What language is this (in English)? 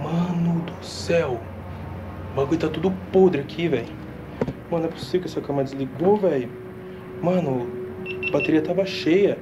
Portuguese